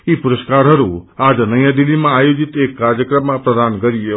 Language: Nepali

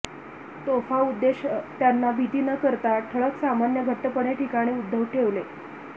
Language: Marathi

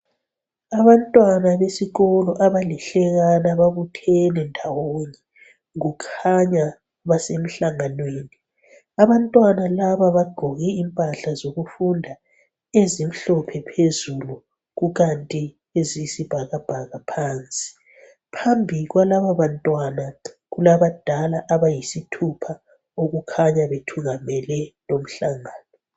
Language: North Ndebele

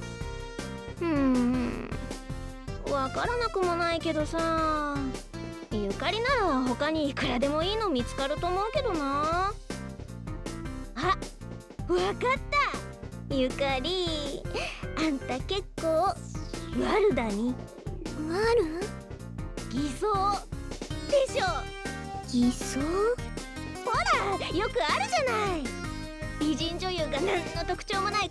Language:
Japanese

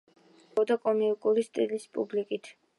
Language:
Georgian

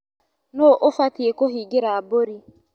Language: Kikuyu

